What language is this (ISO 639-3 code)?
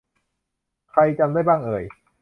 tha